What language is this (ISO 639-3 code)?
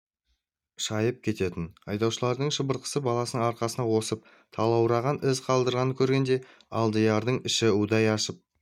kaz